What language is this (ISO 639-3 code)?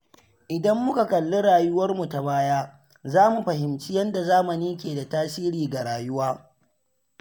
hau